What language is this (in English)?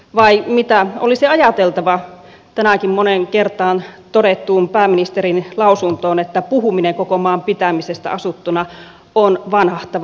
Finnish